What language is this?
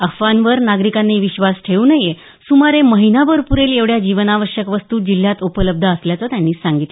Marathi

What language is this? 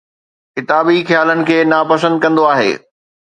Sindhi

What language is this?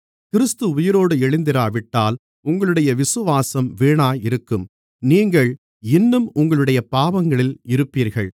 Tamil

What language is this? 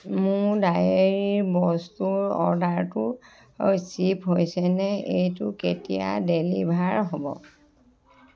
Assamese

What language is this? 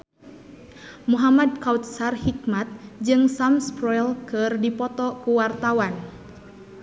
Sundanese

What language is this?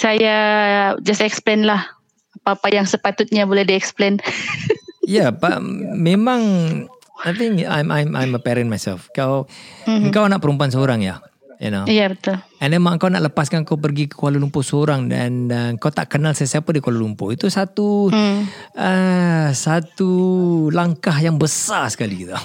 Malay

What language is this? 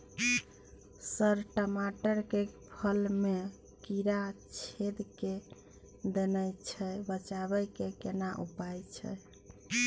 Maithili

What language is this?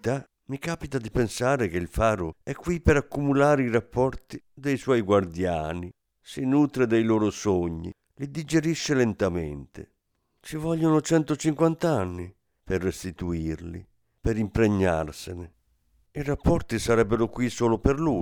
Italian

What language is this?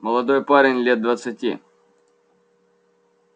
Russian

